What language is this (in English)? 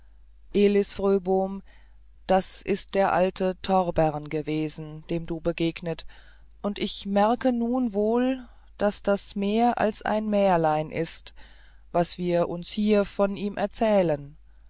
German